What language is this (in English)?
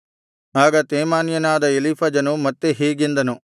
Kannada